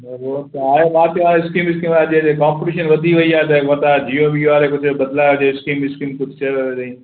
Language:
Sindhi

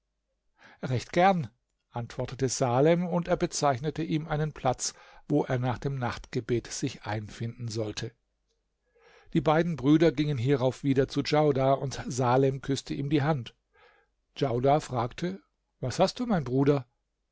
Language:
German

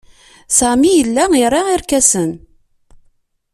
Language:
Kabyle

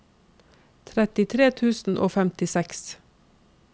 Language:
Norwegian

